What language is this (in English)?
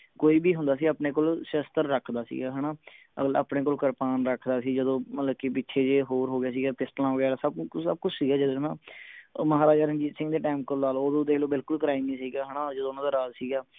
Punjabi